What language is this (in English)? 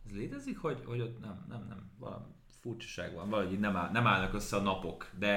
Hungarian